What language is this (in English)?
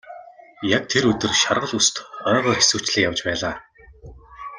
Mongolian